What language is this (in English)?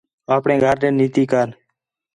Khetrani